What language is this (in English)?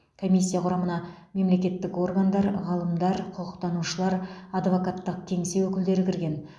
Kazakh